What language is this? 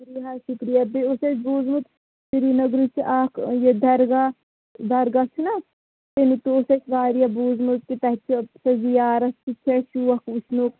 Kashmiri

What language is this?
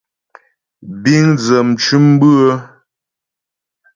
Ghomala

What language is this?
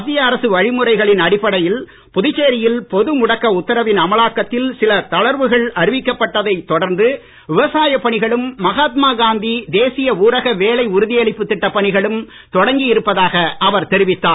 Tamil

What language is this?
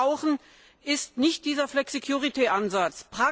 German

